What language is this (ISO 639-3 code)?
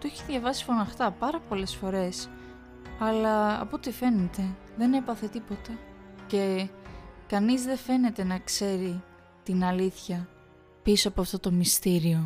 ell